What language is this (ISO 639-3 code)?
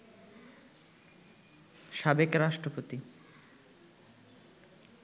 ben